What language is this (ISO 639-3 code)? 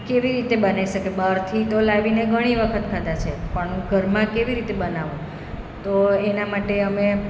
guj